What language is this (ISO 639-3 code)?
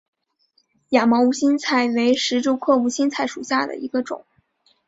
zho